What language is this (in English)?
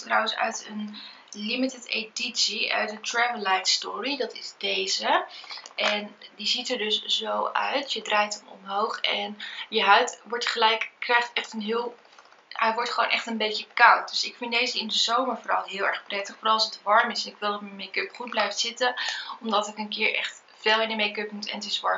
Dutch